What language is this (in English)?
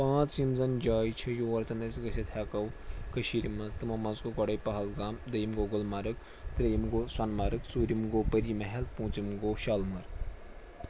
Kashmiri